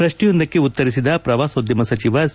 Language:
Kannada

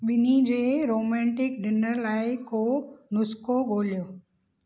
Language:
Sindhi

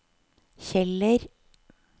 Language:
Norwegian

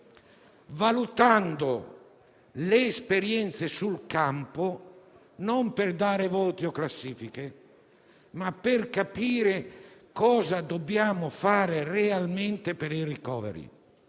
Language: Italian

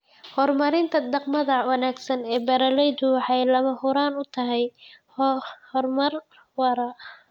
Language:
Somali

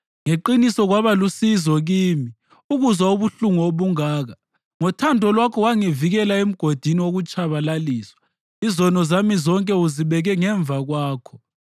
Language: North Ndebele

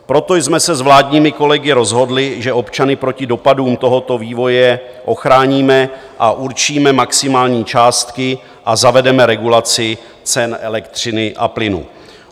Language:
Czech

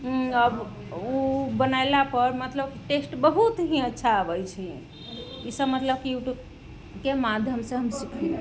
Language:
Maithili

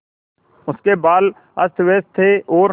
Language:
Hindi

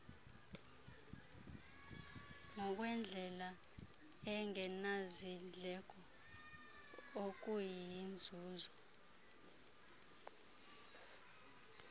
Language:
Xhosa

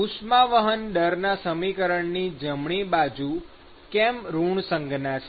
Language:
Gujarati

